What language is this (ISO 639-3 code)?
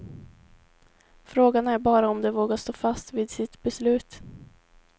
swe